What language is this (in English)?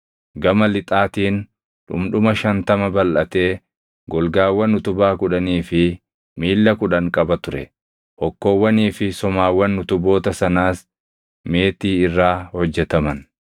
Oromo